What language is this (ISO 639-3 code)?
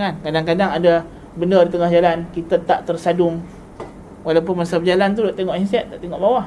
msa